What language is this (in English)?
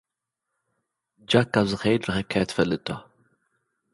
Tigrinya